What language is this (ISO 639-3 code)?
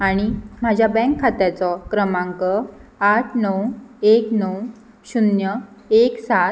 kok